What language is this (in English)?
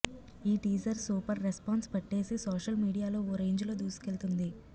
Telugu